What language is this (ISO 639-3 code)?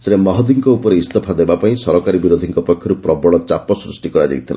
ori